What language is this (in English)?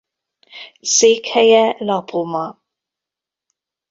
Hungarian